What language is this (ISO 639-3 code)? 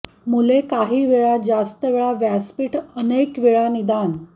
mar